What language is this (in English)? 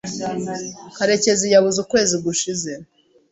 Kinyarwanda